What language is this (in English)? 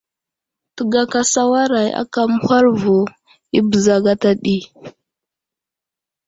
Wuzlam